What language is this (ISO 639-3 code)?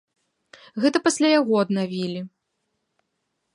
bel